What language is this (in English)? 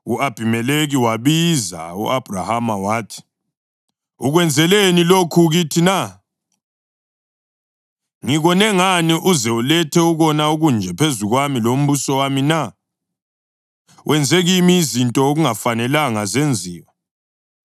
North Ndebele